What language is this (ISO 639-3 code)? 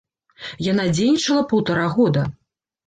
bel